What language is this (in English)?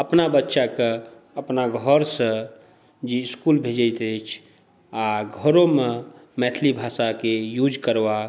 Maithili